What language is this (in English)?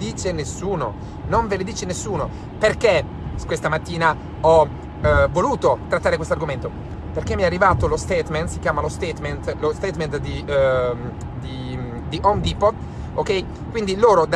Italian